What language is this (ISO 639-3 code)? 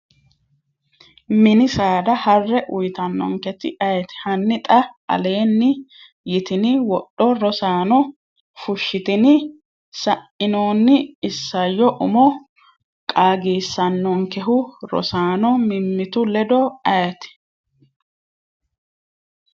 sid